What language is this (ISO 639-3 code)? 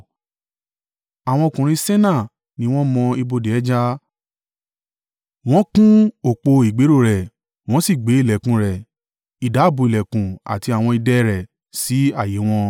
yor